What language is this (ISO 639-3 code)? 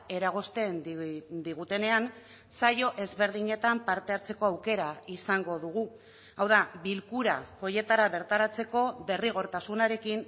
eus